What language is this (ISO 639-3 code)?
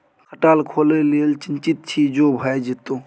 mai